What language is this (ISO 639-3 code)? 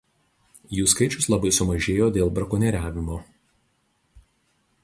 lit